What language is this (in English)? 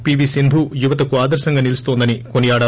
Telugu